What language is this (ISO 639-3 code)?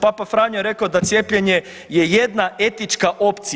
hrv